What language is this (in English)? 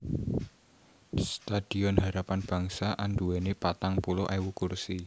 Javanese